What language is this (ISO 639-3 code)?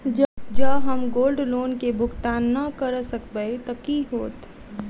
mai